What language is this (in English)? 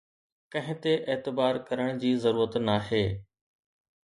Sindhi